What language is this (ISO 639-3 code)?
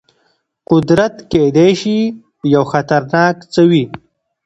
pus